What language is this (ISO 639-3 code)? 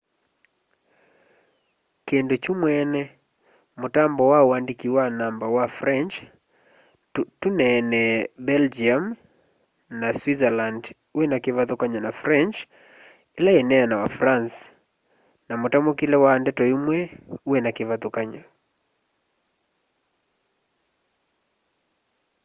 kam